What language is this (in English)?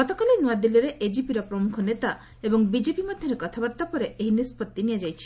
Odia